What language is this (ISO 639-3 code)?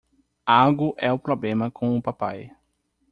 por